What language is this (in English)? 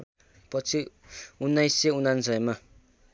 Nepali